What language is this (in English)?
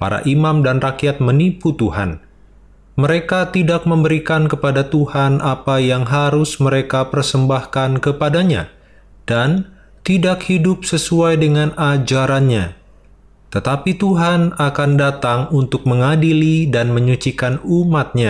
Indonesian